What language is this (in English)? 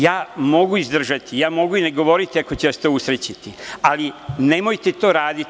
Serbian